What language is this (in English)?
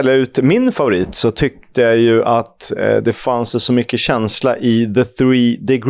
Swedish